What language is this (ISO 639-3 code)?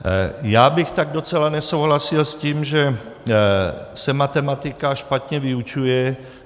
ces